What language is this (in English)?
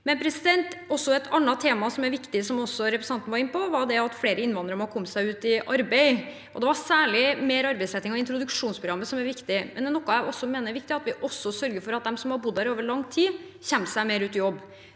Norwegian